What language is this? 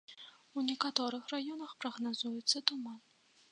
Belarusian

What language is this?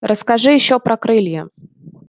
Russian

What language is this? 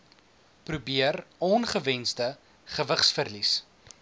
Afrikaans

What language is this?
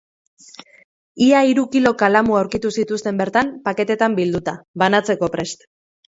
Basque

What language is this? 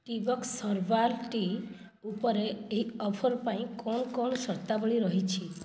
Odia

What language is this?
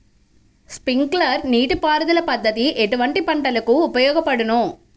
Telugu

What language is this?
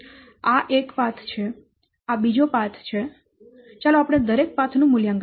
Gujarati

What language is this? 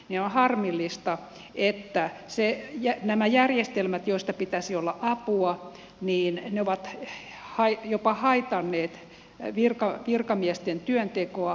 Finnish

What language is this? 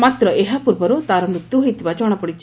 Odia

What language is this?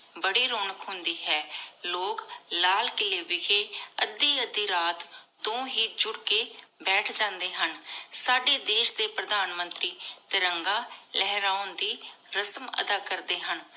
Punjabi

